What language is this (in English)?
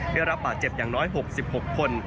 Thai